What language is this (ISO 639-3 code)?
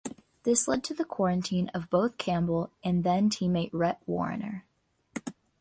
eng